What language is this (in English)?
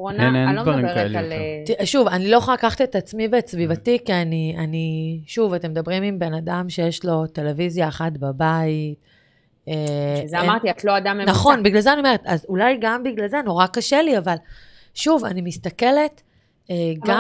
Hebrew